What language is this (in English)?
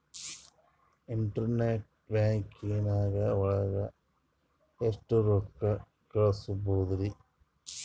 Kannada